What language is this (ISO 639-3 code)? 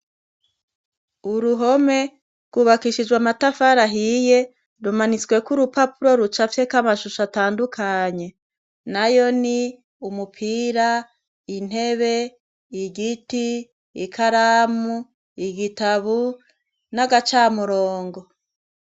run